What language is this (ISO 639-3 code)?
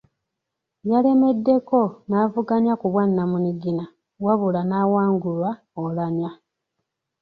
lug